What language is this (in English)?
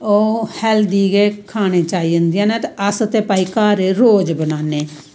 Dogri